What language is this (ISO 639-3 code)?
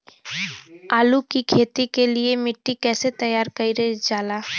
bho